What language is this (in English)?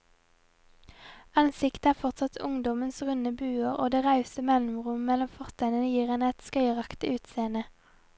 Norwegian